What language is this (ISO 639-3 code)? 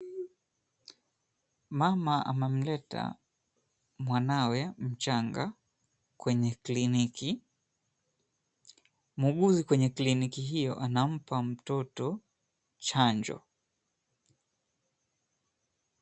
swa